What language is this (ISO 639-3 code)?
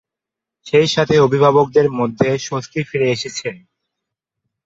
ben